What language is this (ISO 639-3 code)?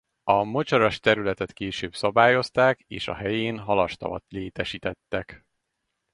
hun